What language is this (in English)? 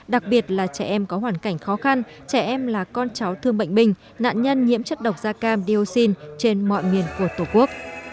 Vietnamese